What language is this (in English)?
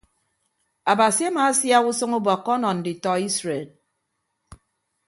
Ibibio